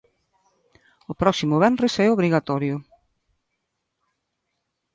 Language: Galician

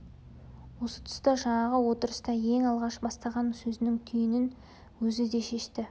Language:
Kazakh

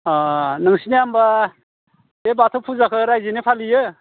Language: Bodo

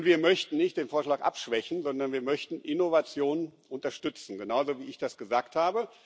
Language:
German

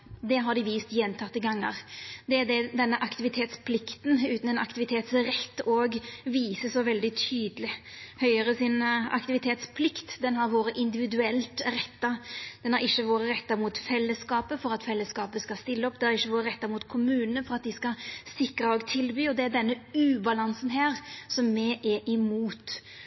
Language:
Norwegian Nynorsk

